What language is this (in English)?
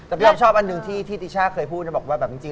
Thai